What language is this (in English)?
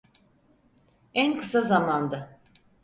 Turkish